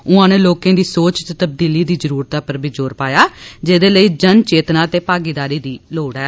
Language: Dogri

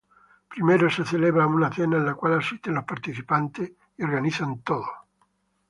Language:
Spanish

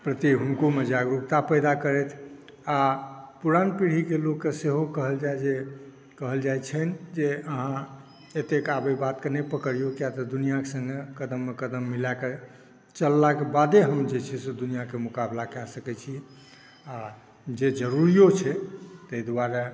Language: Maithili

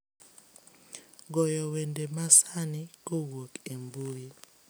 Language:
Luo (Kenya and Tanzania)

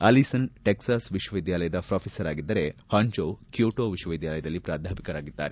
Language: Kannada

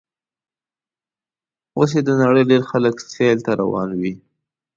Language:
Pashto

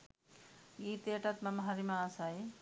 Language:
Sinhala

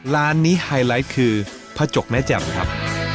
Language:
Thai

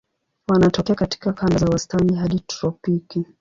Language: Swahili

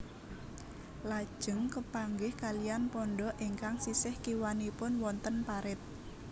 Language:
Javanese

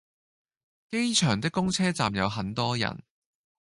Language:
Cantonese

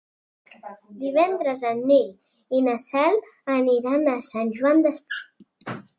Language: Catalan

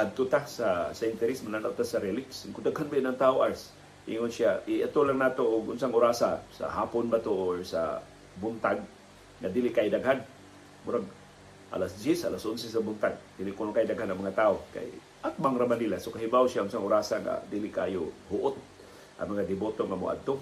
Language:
Filipino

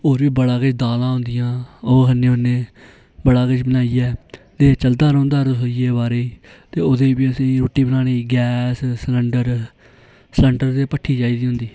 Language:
Dogri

